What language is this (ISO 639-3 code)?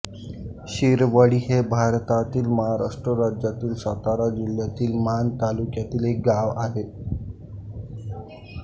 mar